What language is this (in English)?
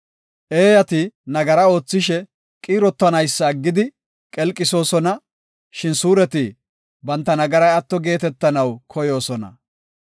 Gofa